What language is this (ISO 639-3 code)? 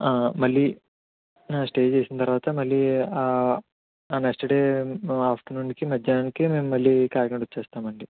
tel